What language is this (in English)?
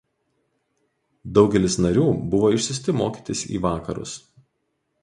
Lithuanian